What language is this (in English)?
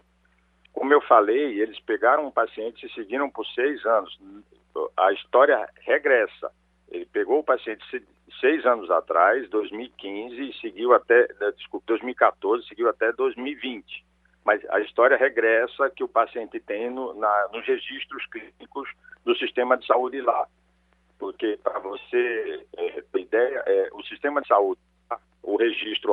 Portuguese